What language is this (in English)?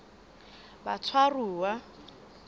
Southern Sotho